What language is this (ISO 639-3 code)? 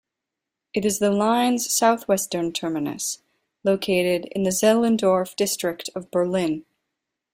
eng